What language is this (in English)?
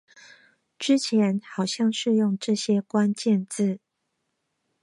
Chinese